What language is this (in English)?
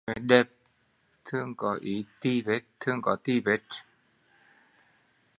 Vietnamese